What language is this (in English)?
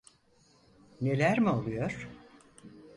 Turkish